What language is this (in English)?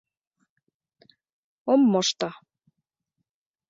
Mari